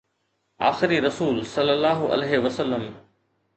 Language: Sindhi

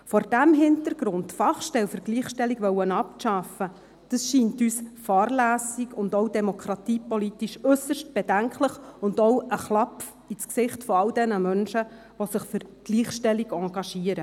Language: Swiss German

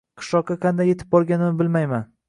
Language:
Uzbek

